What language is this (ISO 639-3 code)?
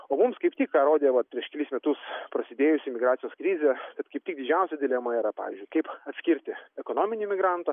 lit